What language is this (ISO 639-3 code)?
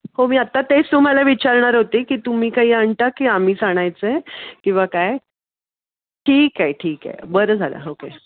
mar